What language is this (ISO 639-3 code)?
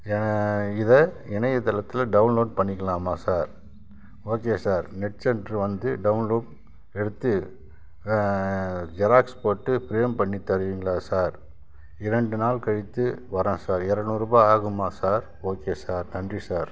tam